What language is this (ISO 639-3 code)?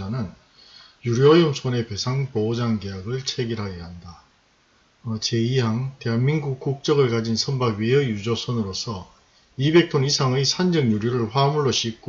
kor